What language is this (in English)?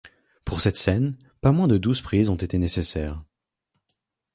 French